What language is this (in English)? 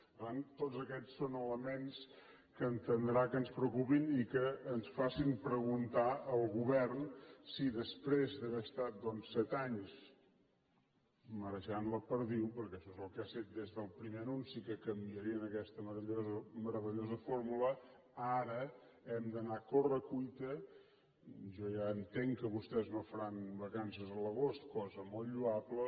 Catalan